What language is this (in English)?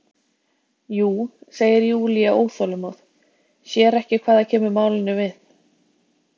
Icelandic